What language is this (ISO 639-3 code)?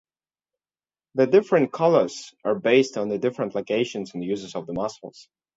eng